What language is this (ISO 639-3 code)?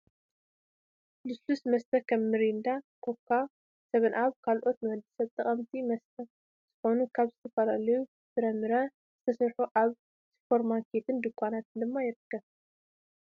tir